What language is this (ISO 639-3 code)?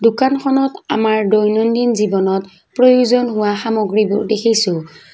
asm